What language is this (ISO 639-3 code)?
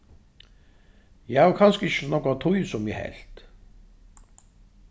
fao